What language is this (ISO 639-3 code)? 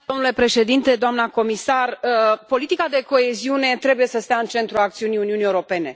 ron